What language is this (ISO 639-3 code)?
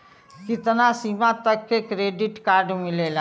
bho